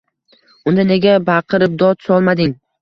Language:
Uzbek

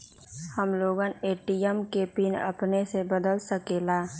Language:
Magahi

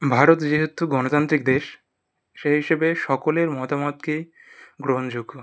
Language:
Bangla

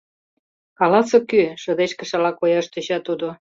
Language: Mari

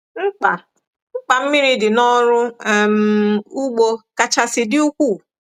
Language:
Igbo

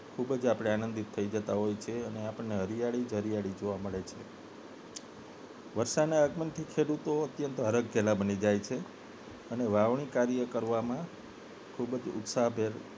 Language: Gujarati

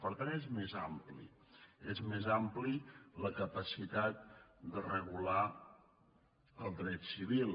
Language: Catalan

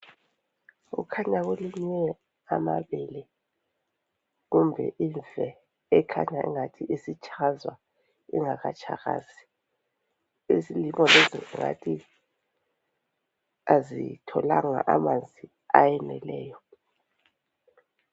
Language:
North Ndebele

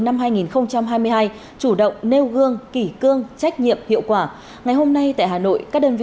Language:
Vietnamese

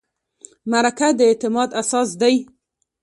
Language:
Pashto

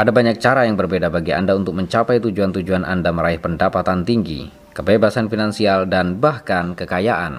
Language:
Indonesian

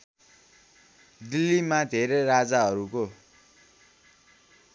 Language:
Nepali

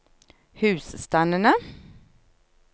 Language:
Norwegian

